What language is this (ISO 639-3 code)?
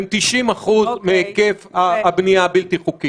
heb